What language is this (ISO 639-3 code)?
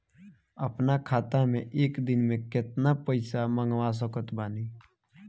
bho